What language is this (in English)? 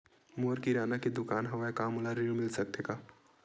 Chhattisgarhi